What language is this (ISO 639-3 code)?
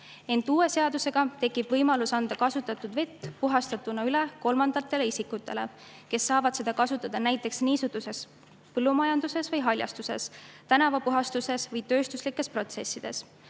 est